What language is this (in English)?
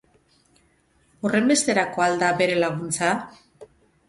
Basque